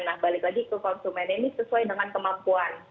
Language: Indonesian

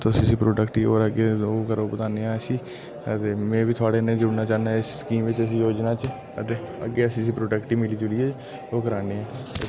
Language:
Dogri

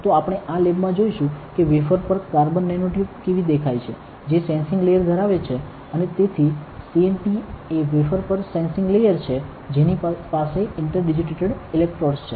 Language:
Gujarati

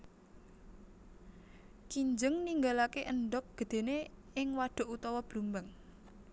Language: Javanese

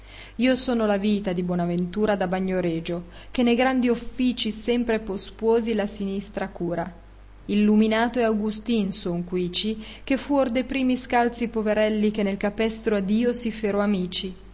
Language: Italian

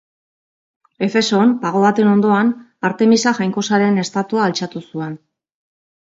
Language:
Basque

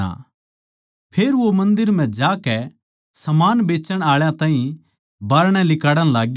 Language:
Haryanvi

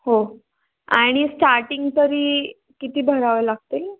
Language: Marathi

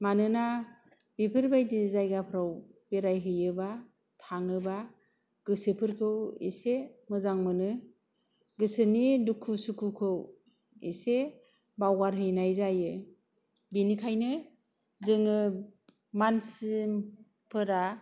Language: Bodo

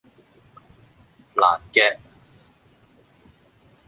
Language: Cantonese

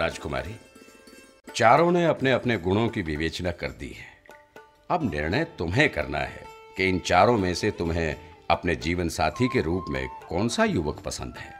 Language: Hindi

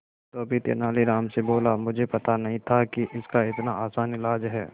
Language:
Hindi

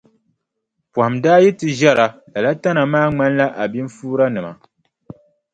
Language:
Dagbani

